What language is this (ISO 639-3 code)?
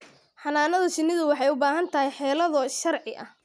som